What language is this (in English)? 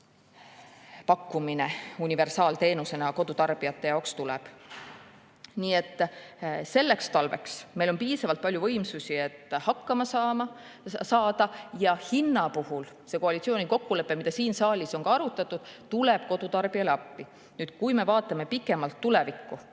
Estonian